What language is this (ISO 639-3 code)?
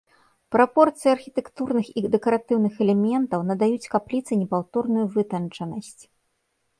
bel